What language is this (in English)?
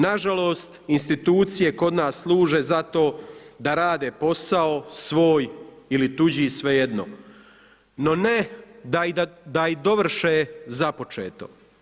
Croatian